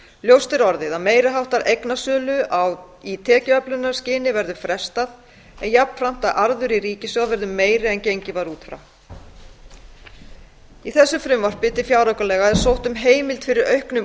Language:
Icelandic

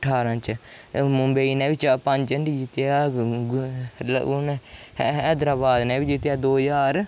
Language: Dogri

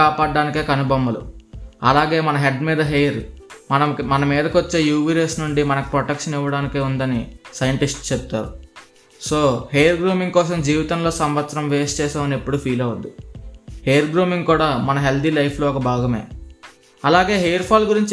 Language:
Telugu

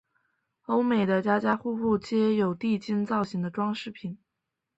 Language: Chinese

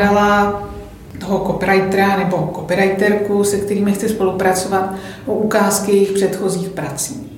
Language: Czech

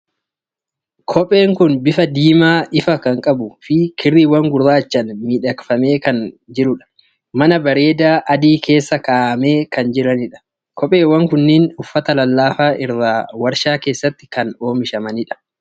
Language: Oromo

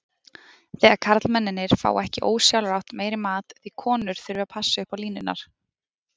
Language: Icelandic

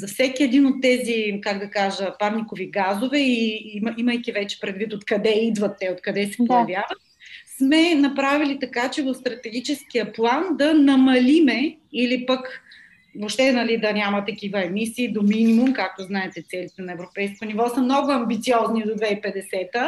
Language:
Bulgarian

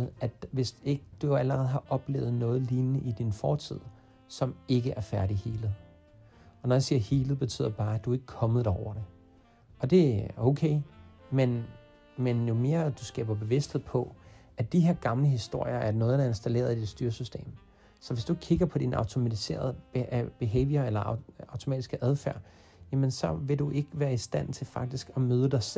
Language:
Danish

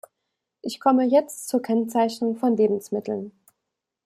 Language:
German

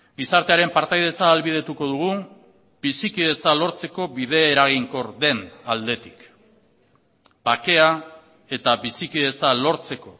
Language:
Basque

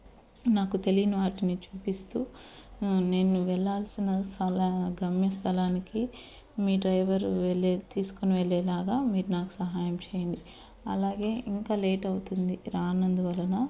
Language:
Telugu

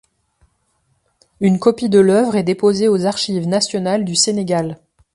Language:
French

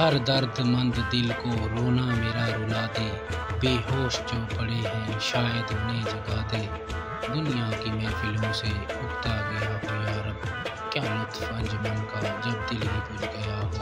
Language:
Arabic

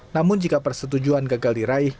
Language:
Indonesian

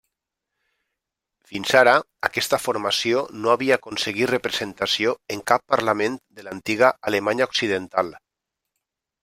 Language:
Catalan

